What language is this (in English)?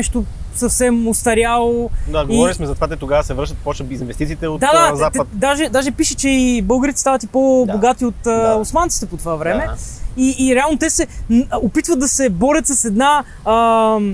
Bulgarian